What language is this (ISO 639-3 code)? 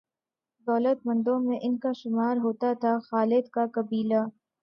urd